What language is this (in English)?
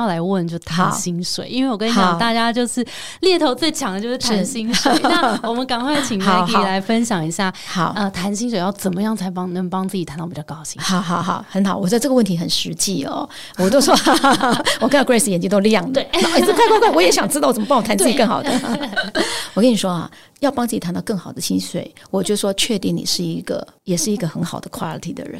Chinese